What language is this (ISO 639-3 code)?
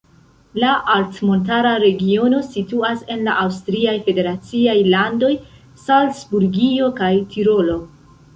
epo